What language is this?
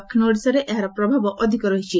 Odia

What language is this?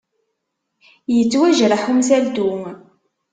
Kabyle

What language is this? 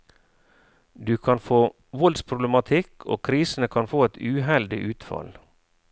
Norwegian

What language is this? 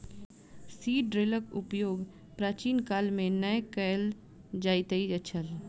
Maithili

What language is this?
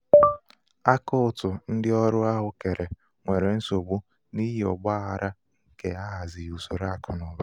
Igbo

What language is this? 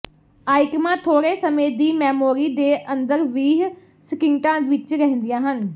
Punjabi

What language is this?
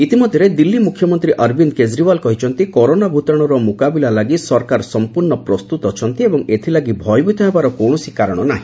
Odia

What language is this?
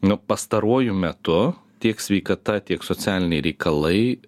Lithuanian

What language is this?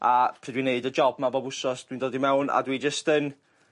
Welsh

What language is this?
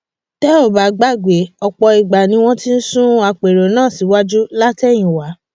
Yoruba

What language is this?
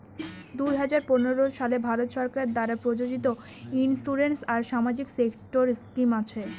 Bangla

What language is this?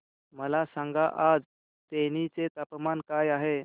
Marathi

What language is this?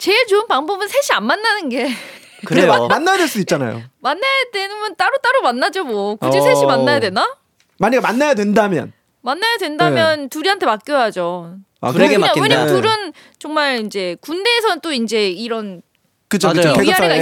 Korean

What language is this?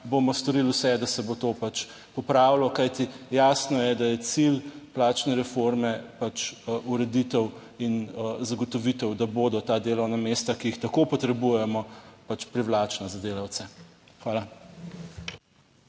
Slovenian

